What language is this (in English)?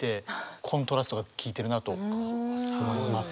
Japanese